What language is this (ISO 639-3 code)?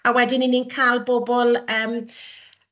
cym